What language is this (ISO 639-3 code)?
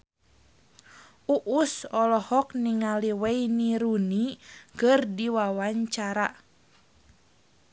sun